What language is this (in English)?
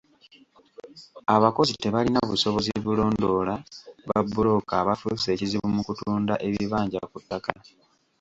Ganda